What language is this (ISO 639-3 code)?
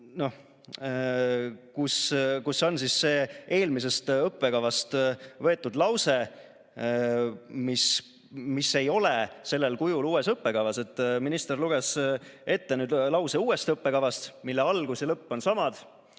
est